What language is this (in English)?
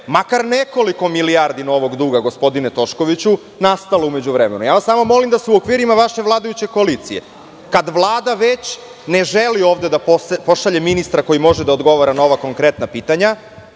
Serbian